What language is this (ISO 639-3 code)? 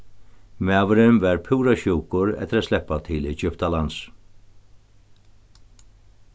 fao